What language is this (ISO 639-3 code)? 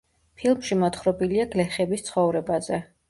kat